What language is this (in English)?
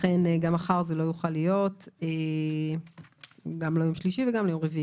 Hebrew